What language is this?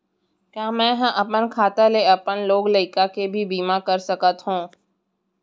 Chhattisgarhi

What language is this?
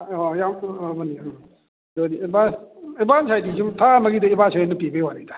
Manipuri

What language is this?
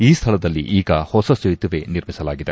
Kannada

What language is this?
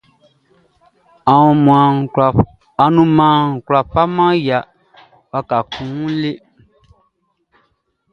Baoulé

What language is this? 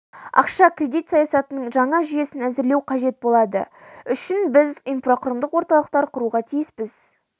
Kazakh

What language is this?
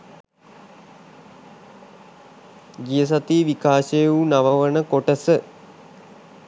Sinhala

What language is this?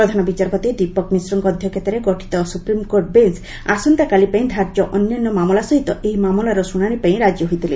Odia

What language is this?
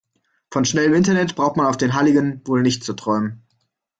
German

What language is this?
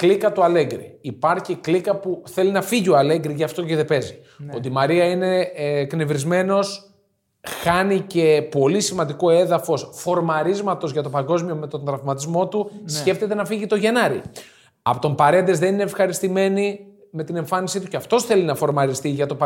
Greek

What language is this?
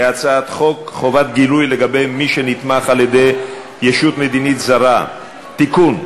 Hebrew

